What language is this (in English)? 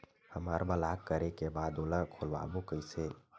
Chhattisgarhi